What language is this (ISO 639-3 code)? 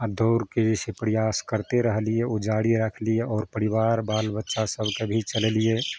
mai